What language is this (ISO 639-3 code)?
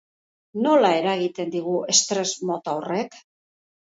eus